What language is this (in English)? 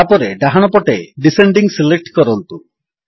Odia